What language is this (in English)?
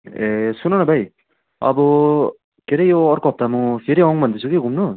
Nepali